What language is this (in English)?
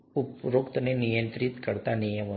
Gujarati